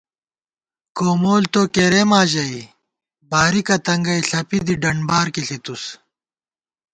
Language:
Gawar-Bati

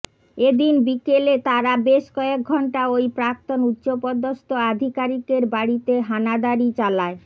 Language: Bangla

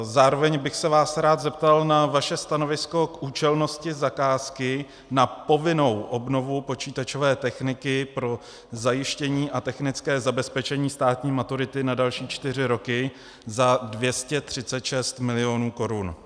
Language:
Czech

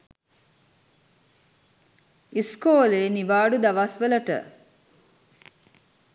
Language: Sinhala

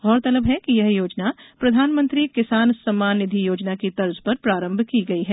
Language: Hindi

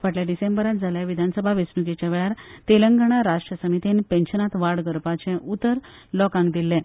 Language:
Konkani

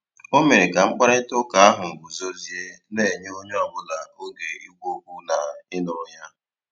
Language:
Igbo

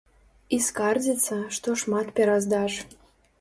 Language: Belarusian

